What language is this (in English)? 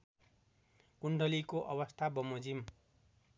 Nepali